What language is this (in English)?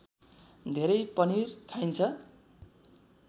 Nepali